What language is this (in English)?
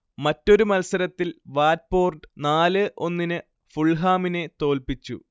Malayalam